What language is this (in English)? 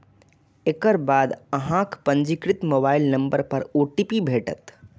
Maithili